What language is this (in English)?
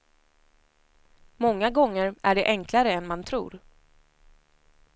Swedish